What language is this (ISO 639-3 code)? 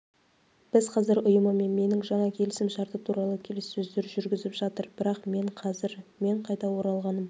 kaz